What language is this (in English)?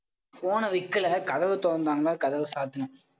Tamil